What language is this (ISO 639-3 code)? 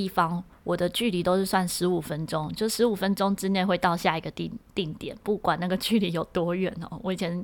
zho